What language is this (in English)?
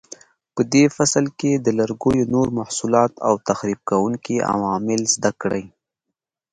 Pashto